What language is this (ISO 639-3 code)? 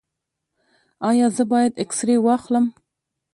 pus